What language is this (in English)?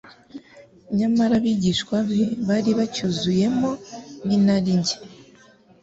Kinyarwanda